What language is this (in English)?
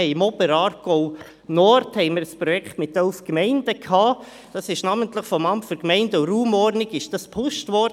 Swiss German